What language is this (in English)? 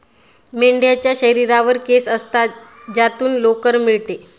Marathi